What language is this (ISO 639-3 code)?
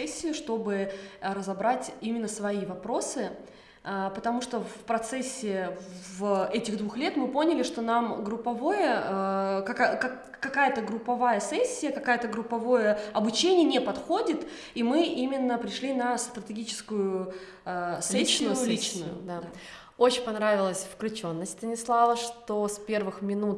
rus